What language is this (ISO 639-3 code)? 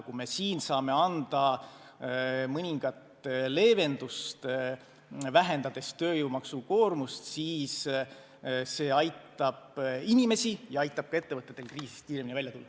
est